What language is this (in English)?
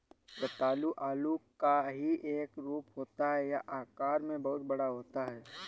Hindi